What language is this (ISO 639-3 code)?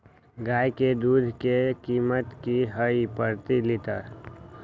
mag